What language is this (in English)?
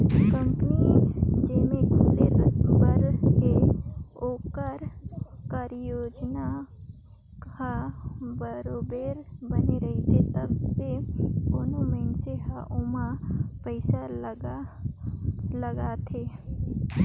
Chhattisgarhi